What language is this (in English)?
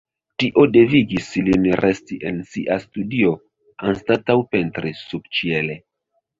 Esperanto